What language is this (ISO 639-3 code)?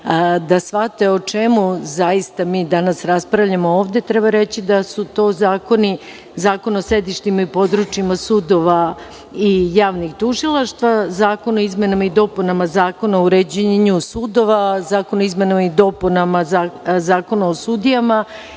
srp